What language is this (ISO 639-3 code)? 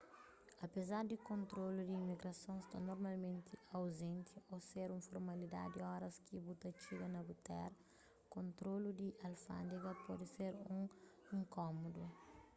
kea